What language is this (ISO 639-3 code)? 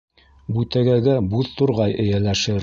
bak